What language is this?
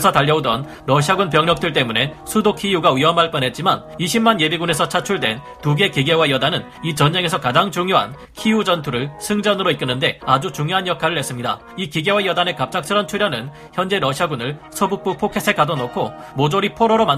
Korean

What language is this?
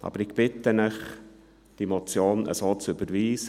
Swiss German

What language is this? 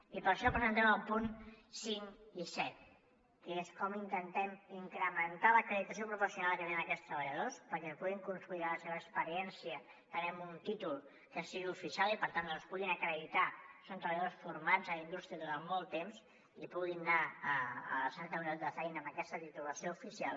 Catalan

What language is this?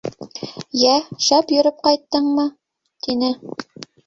Bashkir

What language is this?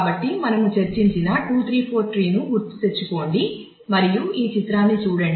Telugu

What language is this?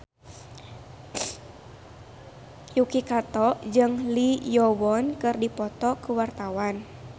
Sundanese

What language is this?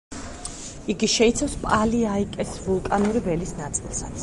Georgian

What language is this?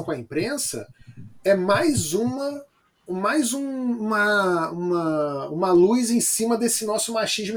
Portuguese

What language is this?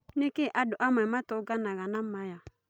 Kikuyu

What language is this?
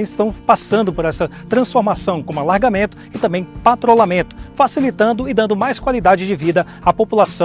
Portuguese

